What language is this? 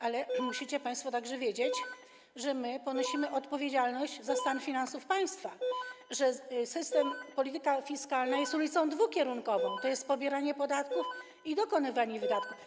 Polish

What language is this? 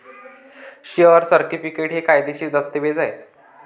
Marathi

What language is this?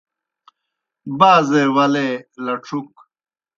Kohistani Shina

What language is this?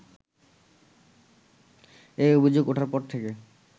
Bangla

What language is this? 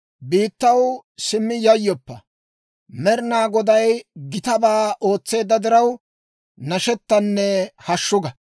Dawro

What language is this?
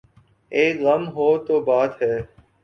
Urdu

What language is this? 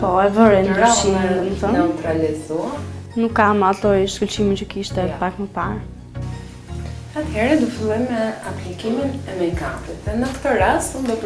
Romanian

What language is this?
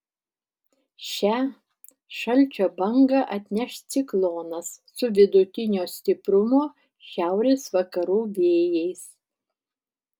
Lithuanian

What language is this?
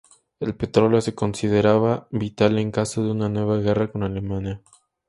Spanish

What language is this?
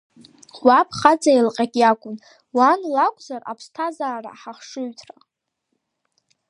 Abkhazian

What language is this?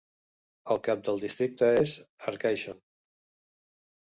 Catalan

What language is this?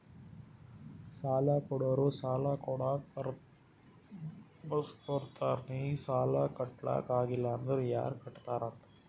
Kannada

